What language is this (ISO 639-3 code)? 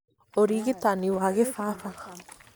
kik